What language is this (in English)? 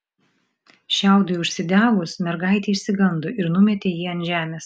Lithuanian